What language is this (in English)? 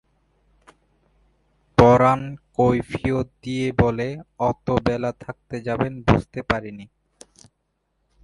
Bangla